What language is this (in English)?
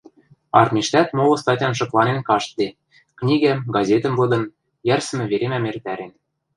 Western Mari